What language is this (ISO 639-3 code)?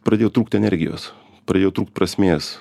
lit